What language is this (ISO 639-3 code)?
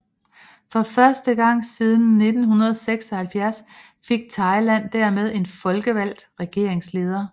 dan